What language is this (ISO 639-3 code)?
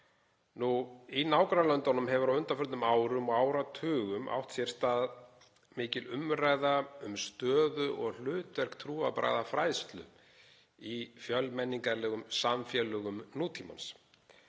isl